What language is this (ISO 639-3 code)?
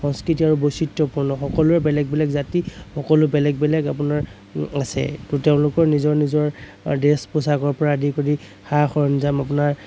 asm